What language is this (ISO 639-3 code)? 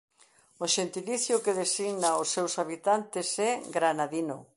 glg